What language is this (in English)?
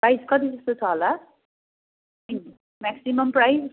Nepali